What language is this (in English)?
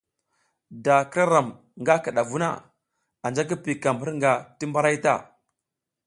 South Giziga